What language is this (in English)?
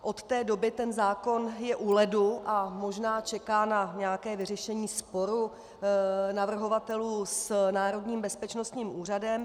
Czech